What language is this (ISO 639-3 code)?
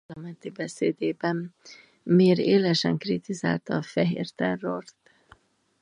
hun